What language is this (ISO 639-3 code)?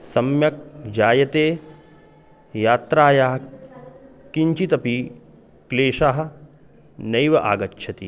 san